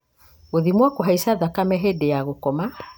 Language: Kikuyu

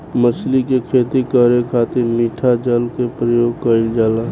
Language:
Bhojpuri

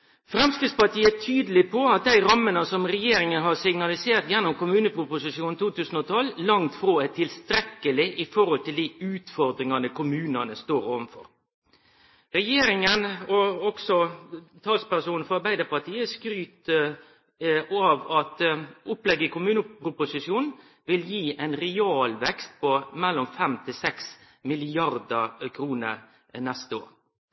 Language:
Norwegian Nynorsk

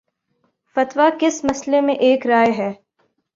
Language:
Urdu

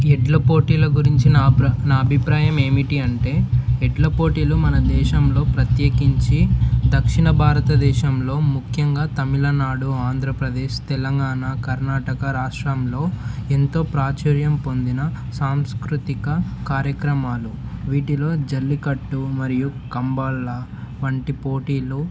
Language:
Telugu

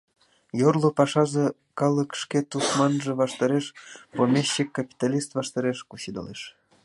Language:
Mari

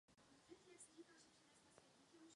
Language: Czech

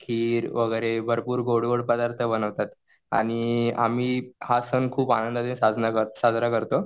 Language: Marathi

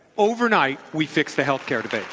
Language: English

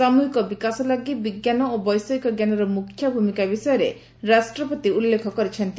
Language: Odia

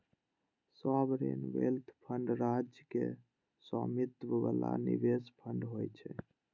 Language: Maithili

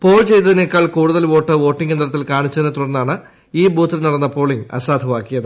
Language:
Malayalam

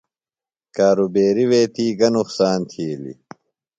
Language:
Phalura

